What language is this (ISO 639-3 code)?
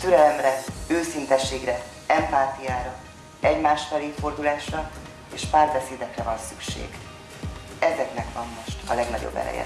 hun